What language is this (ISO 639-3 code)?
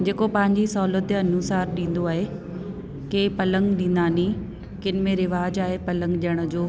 snd